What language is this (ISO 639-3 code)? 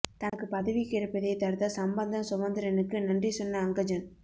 tam